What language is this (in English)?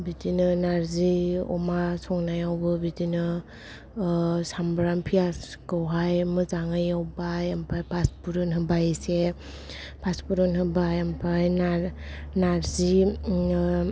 Bodo